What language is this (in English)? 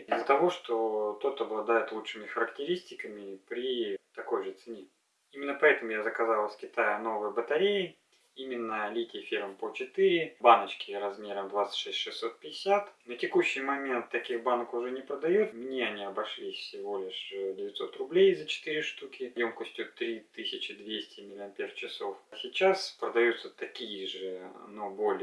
Russian